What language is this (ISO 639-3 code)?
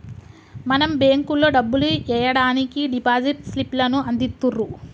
tel